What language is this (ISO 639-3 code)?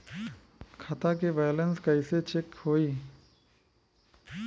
bho